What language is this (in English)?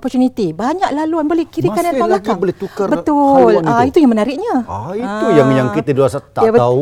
Malay